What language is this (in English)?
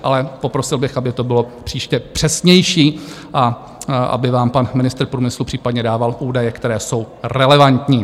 Czech